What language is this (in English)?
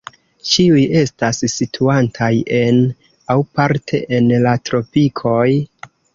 Esperanto